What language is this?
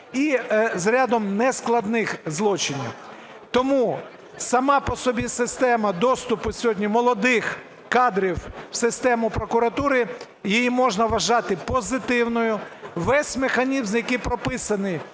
Ukrainian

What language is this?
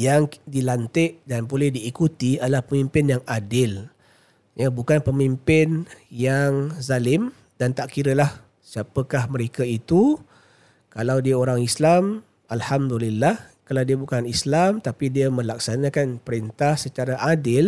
Malay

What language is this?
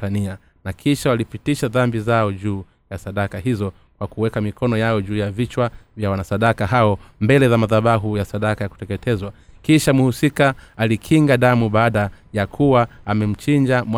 Swahili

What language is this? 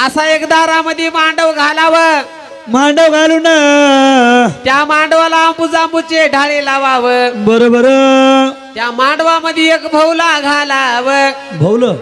Marathi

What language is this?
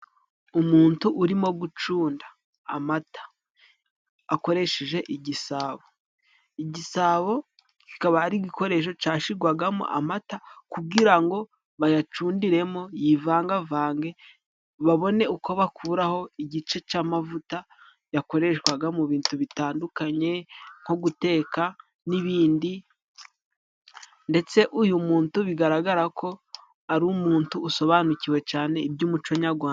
Kinyarwanda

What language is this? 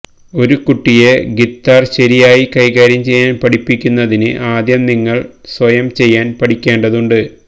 Malayalam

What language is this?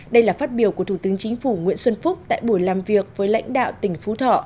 Vietnamese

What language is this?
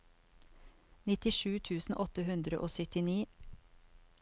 Norwegian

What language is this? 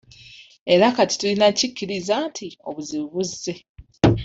Ganda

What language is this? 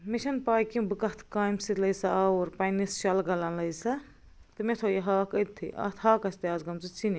Kashmiri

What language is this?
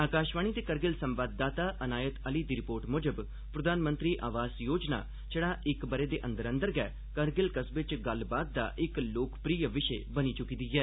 Dogri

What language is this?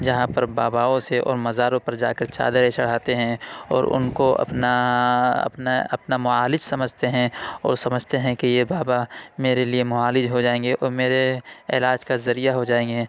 Urdu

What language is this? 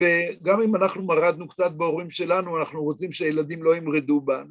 Hebrew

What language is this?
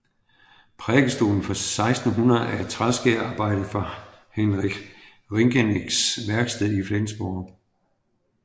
Danish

